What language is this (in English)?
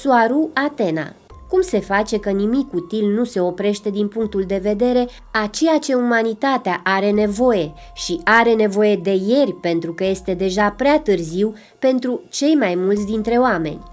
Romanian